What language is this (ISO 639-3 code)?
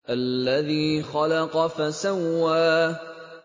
ara